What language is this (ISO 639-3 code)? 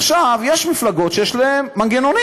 heb